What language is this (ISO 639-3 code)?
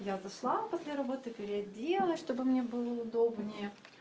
rus